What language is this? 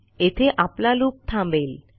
Marathi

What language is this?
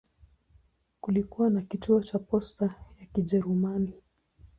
Swahili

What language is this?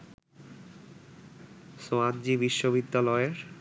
Bangla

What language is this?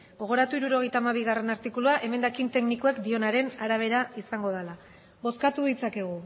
Basque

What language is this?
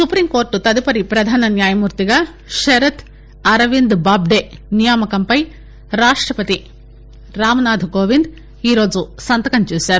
Telugu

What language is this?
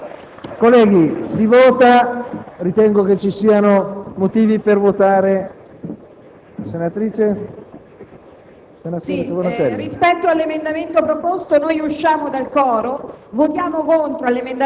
Italian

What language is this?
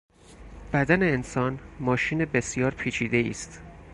Persian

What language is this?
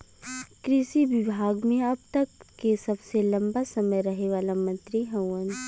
Bhojpuri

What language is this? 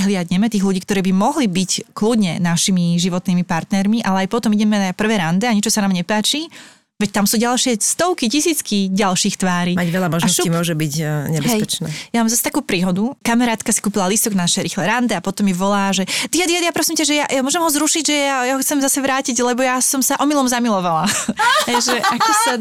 Slovak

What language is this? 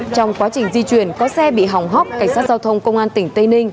Vietnamese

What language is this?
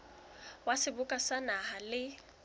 Southern Sotho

